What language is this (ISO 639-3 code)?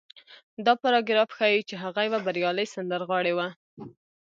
pus